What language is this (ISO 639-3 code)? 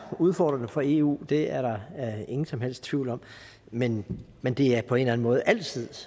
dan